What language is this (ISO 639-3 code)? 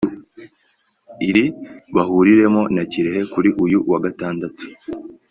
kin